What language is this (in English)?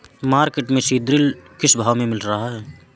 Hindi